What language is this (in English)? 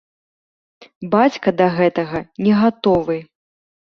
Belarusian